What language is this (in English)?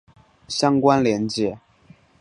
Chinese